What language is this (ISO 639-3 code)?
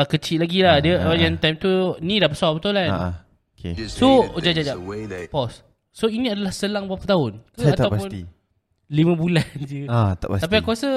msa